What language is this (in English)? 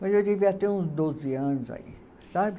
Portuguese